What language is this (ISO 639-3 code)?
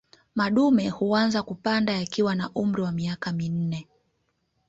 swa